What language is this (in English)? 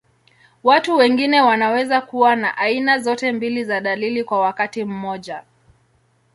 Swahili